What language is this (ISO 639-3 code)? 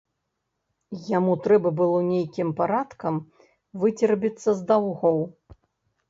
bel